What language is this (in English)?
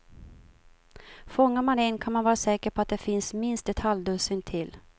Swedish